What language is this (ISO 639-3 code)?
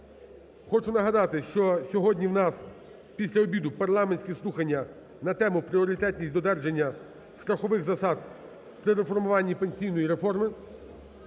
ukr